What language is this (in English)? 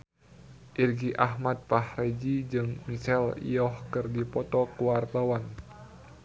Sundanese